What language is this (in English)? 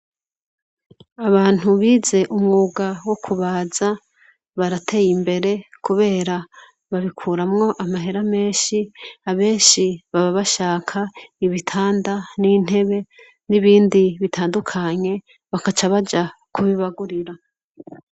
Rundi